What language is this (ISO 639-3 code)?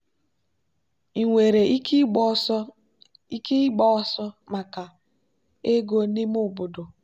ibo